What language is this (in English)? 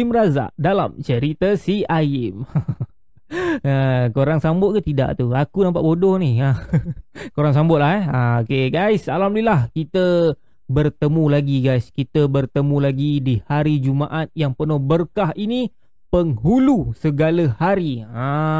Malay